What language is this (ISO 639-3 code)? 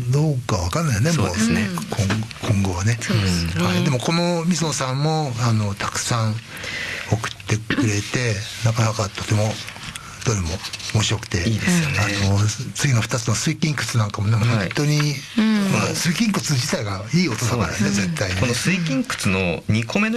jpn